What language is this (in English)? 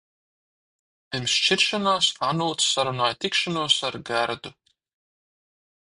Latvian